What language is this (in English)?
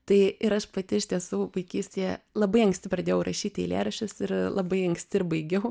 Lithuanian